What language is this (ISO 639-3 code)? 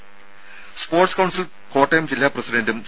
mal